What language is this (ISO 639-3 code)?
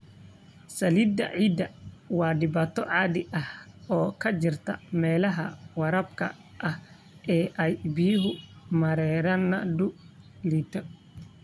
som